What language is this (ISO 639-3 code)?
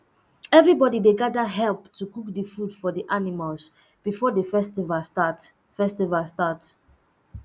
pcm